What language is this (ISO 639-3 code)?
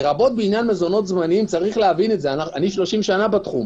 heb